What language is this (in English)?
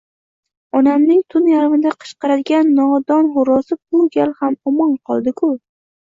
Uzbek